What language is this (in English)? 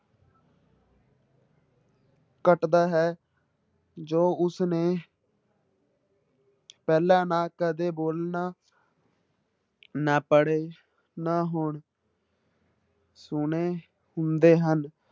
Punjabi